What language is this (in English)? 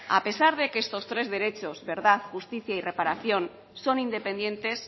Spanish